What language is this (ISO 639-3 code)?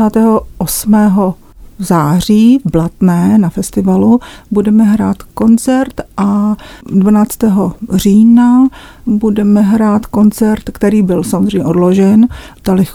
ces